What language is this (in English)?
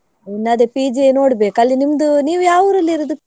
Kannada